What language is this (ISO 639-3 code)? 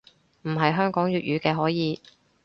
yue